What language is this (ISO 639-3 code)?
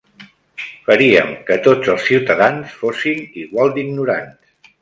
cat